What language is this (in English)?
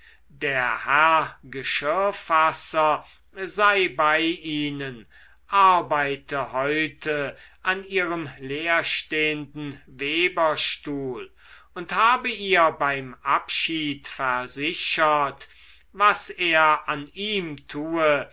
German